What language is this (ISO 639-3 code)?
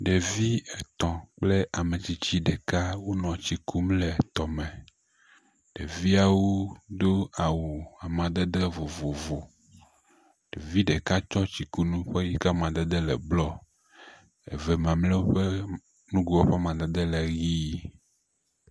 ewe